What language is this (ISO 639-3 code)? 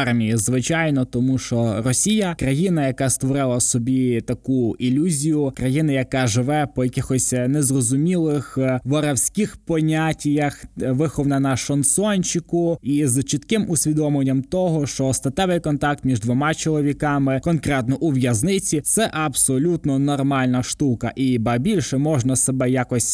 ukr